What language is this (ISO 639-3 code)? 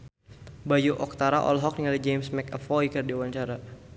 sun